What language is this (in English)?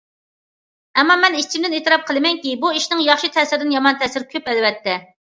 Uyghur